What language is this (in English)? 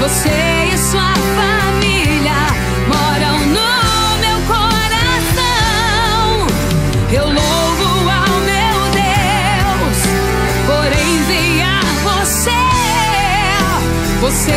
Portuguese